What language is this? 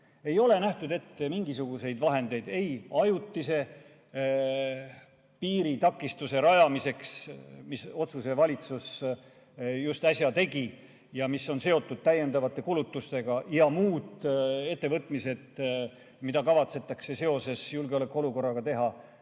Estonian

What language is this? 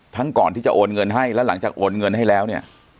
Thai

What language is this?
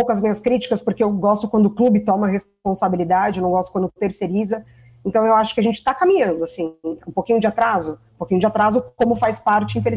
Portuguese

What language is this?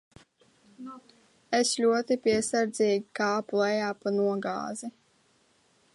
Latvian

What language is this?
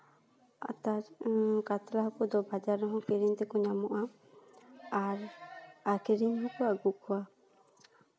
Santali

